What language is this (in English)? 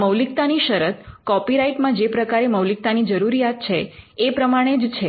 Gujarati